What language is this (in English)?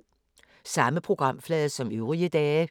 Danish